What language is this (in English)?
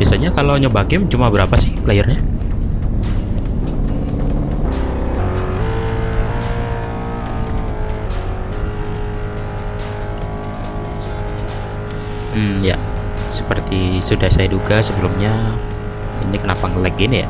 Indonesian